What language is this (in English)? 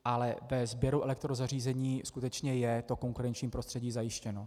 Czech